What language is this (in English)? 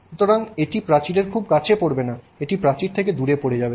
Bangla